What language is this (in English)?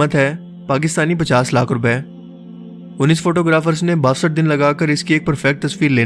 Urdu